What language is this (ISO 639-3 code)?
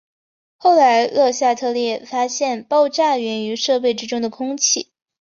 zho